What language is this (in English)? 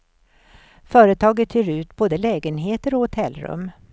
Swedish